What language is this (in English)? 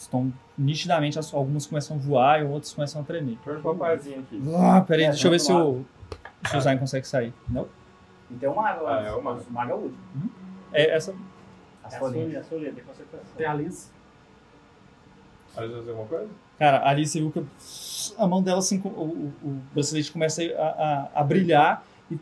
Portuguese